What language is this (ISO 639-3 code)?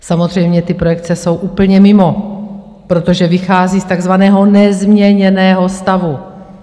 ces